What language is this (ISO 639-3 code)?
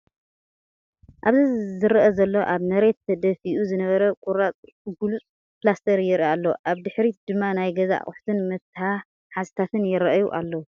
tir